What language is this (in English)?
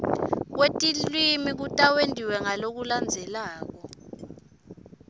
Swati